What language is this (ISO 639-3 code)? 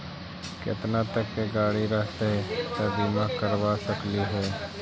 mag